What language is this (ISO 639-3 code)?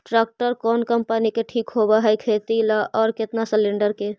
mag